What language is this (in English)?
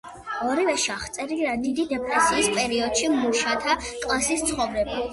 Georgian